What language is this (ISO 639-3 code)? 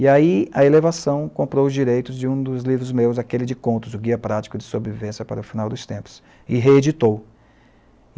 por